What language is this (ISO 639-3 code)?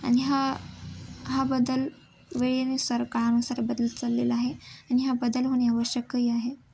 mar